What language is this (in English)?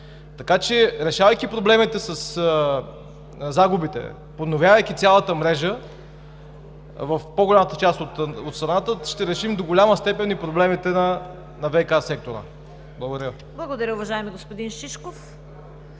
Bulgarian